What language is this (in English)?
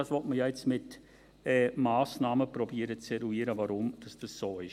Swiss German